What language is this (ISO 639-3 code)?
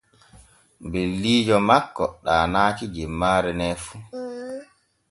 fue